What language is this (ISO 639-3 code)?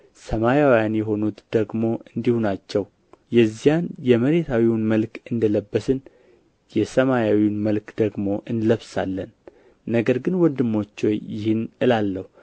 amh